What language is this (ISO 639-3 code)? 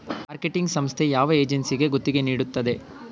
kan